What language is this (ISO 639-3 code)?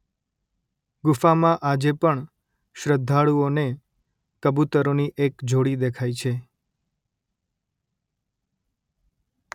guj